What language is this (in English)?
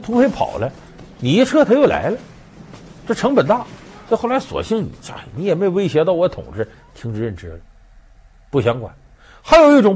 Chinese